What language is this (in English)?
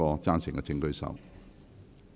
Cantonese